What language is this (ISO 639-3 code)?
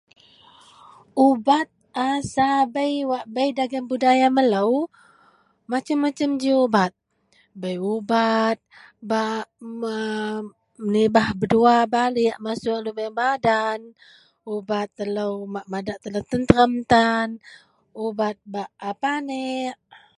mel